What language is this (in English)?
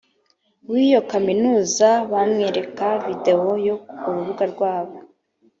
Kinyarwanda